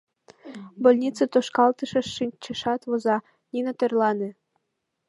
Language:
Mari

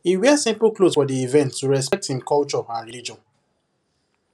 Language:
Nigerian Pidgin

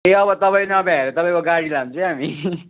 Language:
Nepali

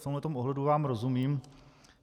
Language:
Czech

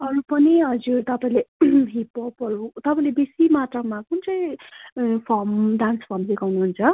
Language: Nepali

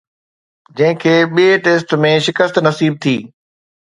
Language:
Sindhi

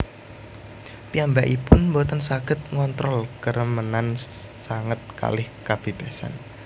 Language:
Javanese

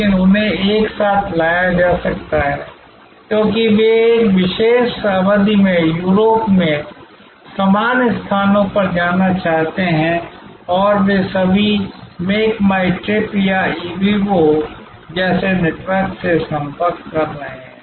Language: Hindi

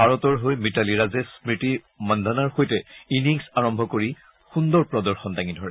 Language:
Assamese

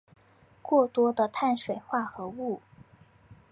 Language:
Chinese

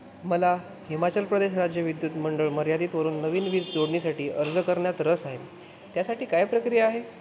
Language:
Marathi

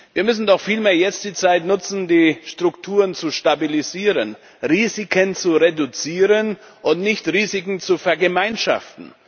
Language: German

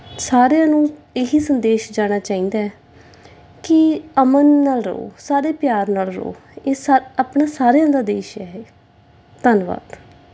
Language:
Punjabi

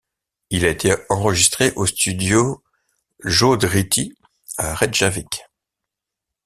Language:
French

